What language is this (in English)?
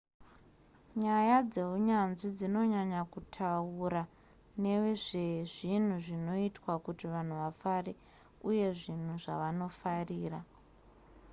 Shona